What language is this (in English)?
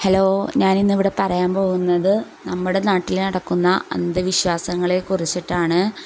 Malayalam